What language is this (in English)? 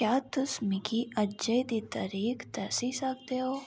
Dogri